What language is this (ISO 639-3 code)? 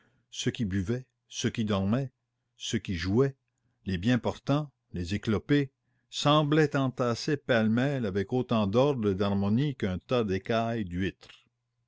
fra